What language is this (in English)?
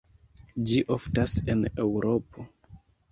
Esperanto